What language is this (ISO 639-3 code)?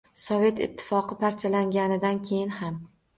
uzb